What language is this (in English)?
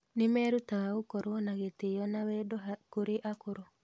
Kikuyu